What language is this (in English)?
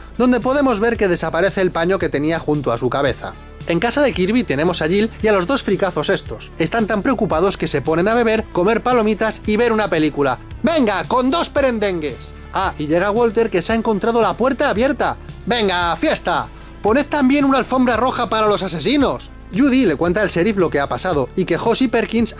Spanish